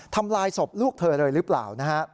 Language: Thai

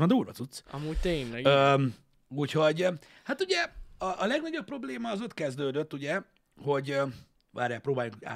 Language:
Hungarian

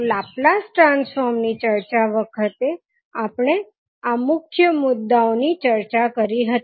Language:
Gujarati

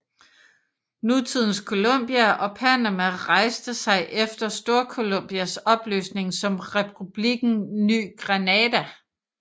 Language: Danish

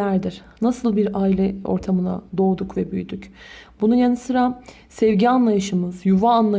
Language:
Turkish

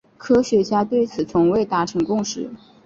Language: Chinese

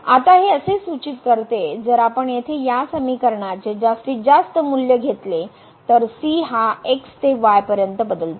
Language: Marathi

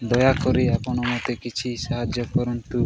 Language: Odia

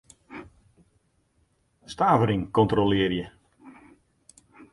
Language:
Western Frisian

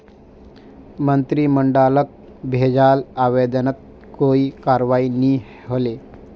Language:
Magahi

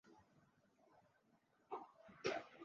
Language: Swahili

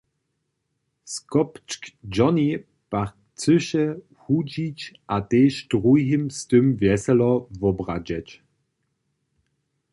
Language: Upper Sorbian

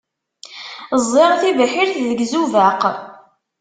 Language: Kabyle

